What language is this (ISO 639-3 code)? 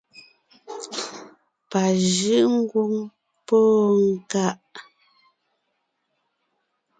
nnh